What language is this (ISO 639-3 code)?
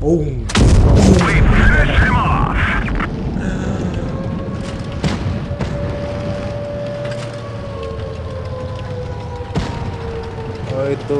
ind